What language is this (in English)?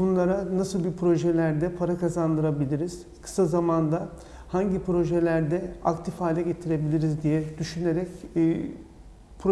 Turkish